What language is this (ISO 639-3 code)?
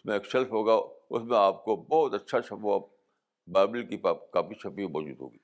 urd